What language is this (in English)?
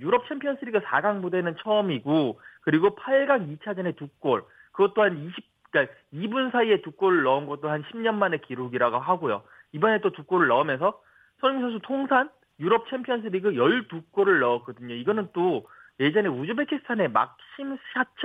Korean